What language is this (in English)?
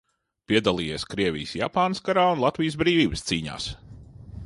Latvian